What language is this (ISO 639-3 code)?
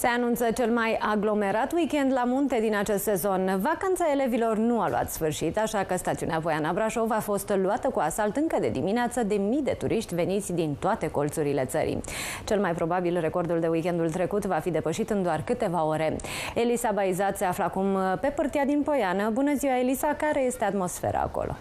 ron